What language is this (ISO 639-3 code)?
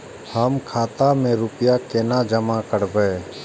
mai